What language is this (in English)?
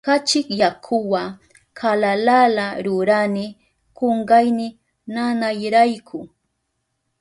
Southern Pastaza Quechua